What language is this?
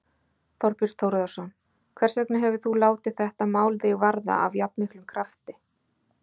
Icelandic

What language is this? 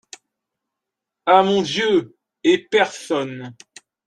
French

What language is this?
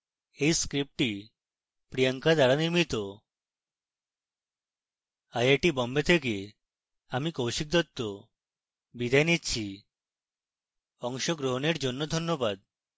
Bangla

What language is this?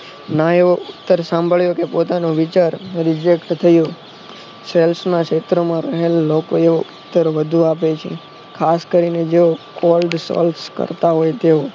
Gujarati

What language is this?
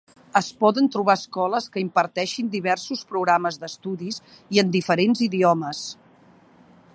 Catalan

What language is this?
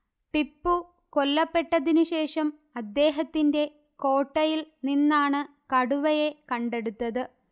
Malayalam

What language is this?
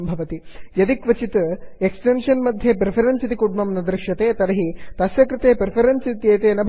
Sanskrit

